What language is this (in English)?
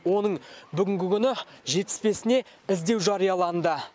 Kazakh